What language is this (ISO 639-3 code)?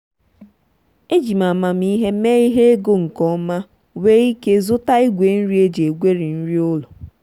ibo